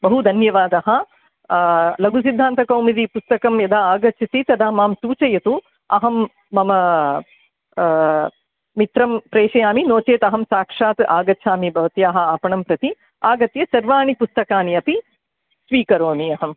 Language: Sanskrit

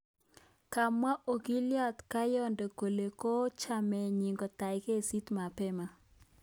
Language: Kalenjin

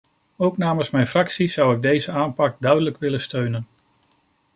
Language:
Dutch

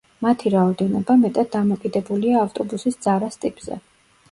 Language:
Georgian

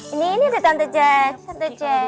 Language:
Indonesian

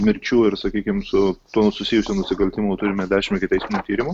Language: Lithuanian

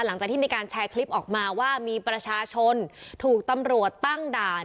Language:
Thai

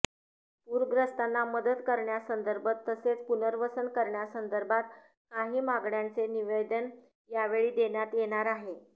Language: Marathi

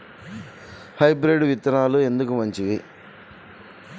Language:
Telugu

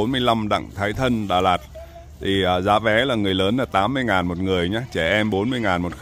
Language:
Vietnamese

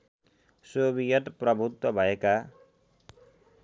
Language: Nepali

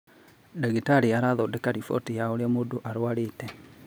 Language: Kikuyu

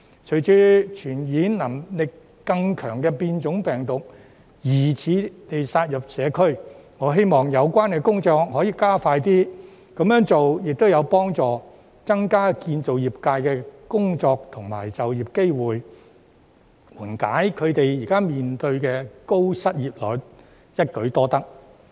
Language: Cantonese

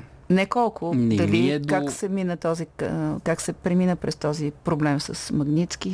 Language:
Bulgarian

